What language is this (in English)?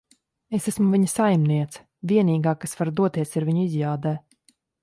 Latvian